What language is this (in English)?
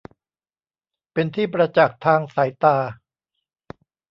Thai